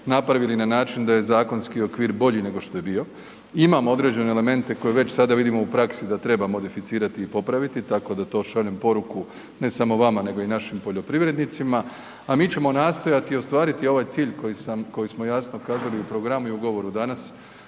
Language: Croatian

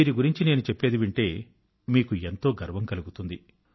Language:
Telugu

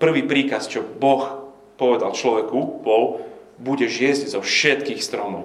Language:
Slovak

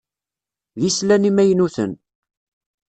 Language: Kabyle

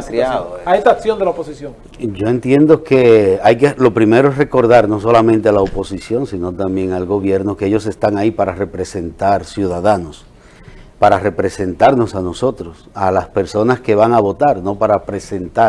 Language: Spanish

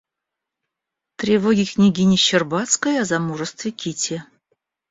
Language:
Russian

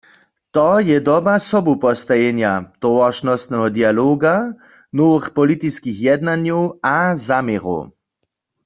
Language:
Upper Sorbian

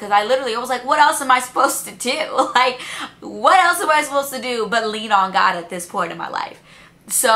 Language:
English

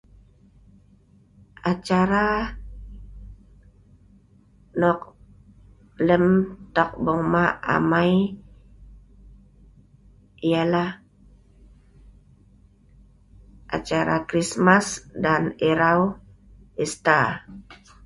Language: Sa'ban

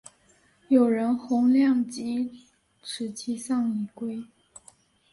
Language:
Chinese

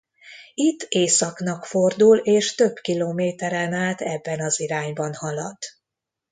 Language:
Hungarian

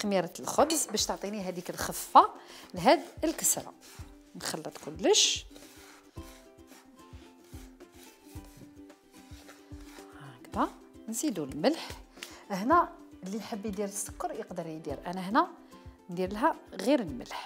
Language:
Arabic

